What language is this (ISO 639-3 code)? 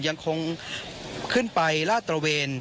tha